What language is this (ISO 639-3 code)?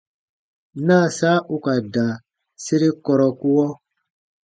bba